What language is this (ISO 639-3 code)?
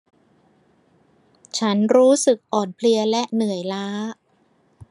tha